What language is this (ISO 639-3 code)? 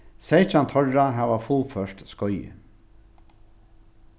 fao